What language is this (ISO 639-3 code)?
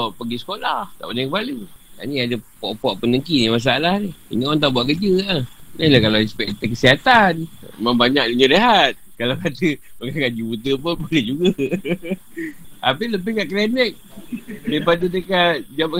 msa